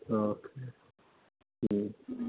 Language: Bodo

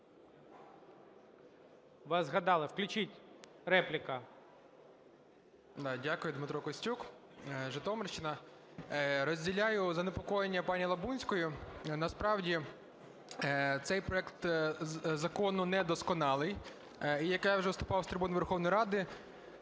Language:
Ukrainian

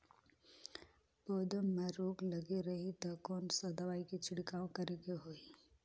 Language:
Chhattisgarhi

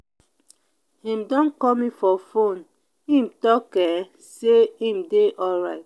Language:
Nigerian Pidgin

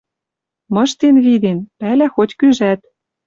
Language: Western Mari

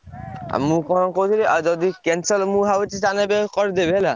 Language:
Odia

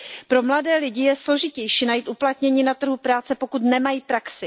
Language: Czech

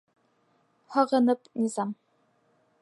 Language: Bashkir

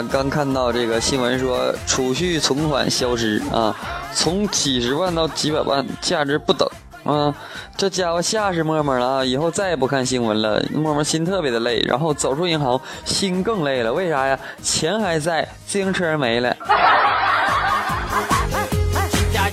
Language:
Chinese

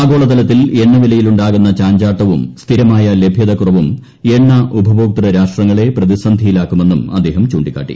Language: Malayalam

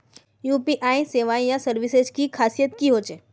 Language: Magahi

